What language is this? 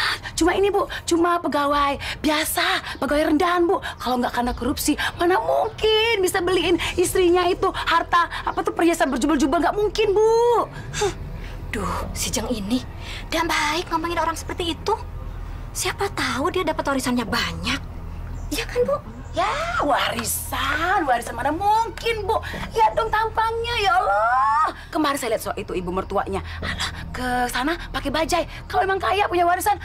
Indonesian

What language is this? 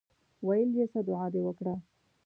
Pashto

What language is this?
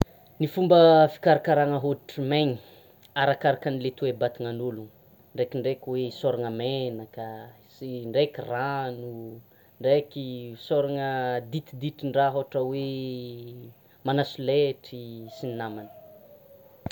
Tsimihety Malagasy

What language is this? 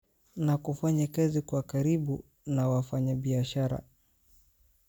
Somali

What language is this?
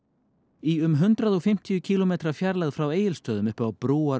Icelandic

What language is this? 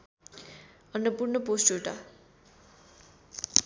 Nepali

